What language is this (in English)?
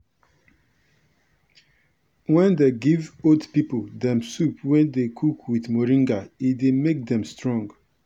Nigerian Pidgin